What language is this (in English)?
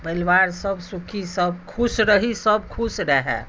Maithili